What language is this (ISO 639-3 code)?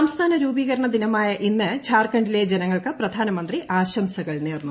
mal